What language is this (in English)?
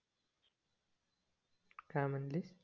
Marathi